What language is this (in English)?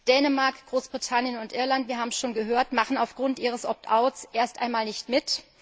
German